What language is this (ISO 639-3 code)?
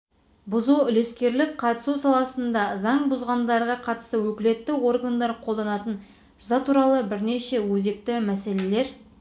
kaz